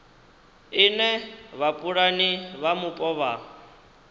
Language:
Venda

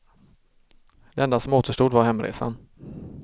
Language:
Swedish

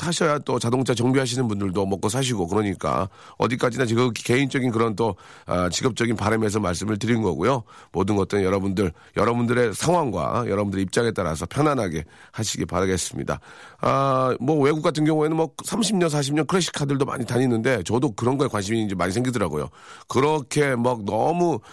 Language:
Korean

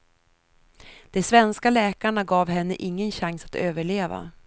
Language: Swedish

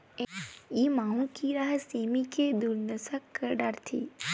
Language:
Chhattisgarhi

